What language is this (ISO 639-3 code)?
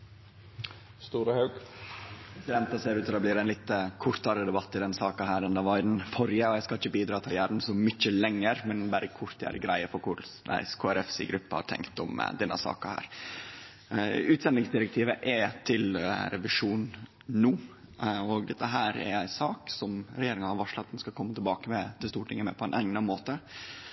nno